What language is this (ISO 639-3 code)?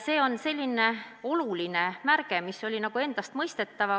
est